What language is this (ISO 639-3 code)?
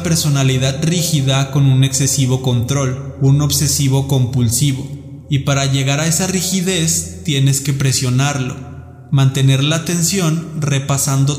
spa